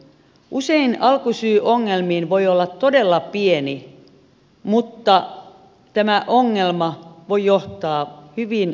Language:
Finnish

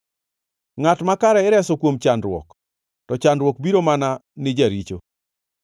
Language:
Luo (Kenya and Tanzania)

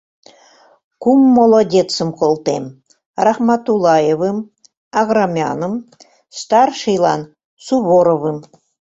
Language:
Mari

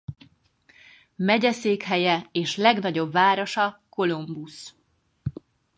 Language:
Hungarian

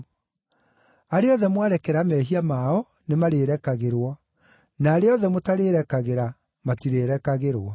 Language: Kikuyu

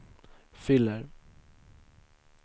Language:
Swedish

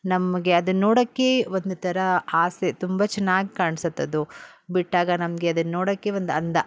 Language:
Kannada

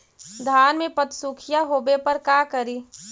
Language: Magahi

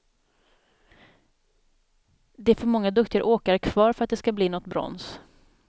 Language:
Swedish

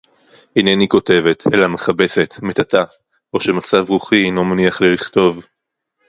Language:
Hebrew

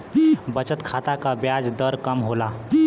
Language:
Bhojpuri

